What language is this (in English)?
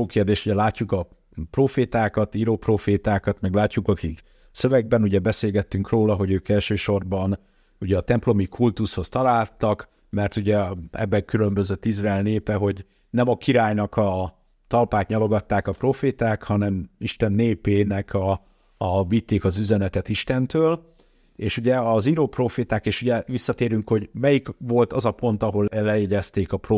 Hungarian